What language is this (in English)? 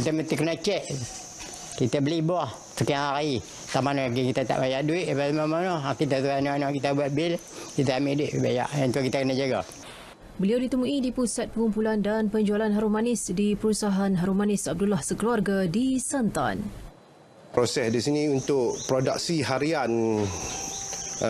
Malay